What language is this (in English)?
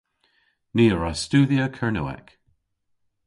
Cornish